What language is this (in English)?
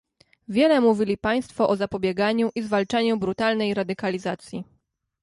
Polish